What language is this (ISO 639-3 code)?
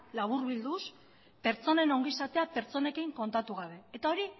eus